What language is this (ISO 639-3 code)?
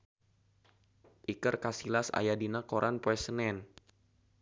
sun